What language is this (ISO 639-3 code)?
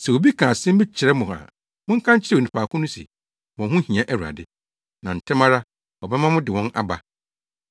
aka